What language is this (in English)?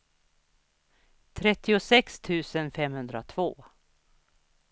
Swedish